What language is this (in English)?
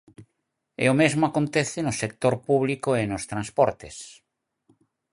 Galician